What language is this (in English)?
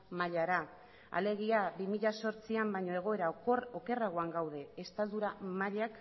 Basque